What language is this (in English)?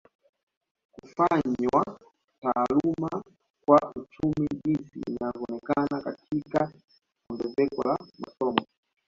Swahili